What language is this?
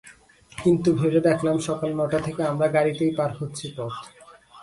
Bangla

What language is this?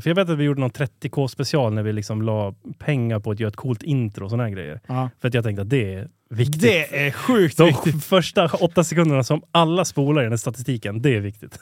Swedish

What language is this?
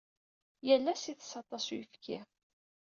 Kabyle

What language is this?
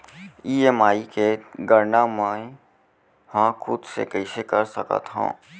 Chhattisgarhi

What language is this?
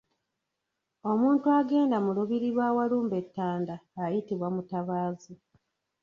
Ganda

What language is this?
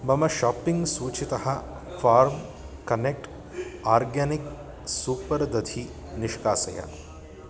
Sanskrit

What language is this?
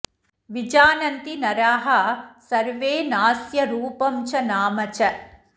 Sanskrit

